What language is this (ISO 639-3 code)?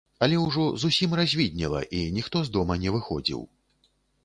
bel